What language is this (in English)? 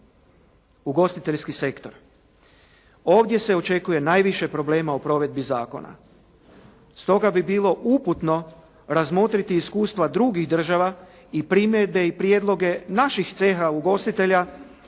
Croatian